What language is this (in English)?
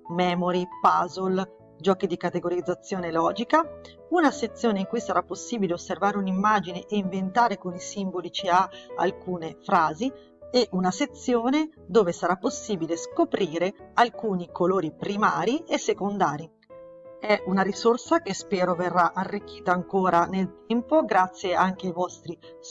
Italian